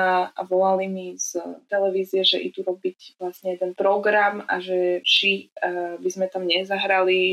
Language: Slovak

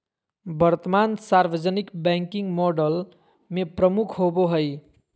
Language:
Magahi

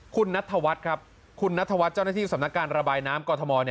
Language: Thai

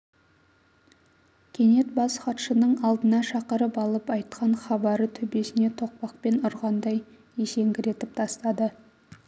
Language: Kazakh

